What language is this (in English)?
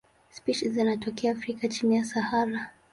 Swahili